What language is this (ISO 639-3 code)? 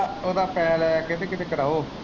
pan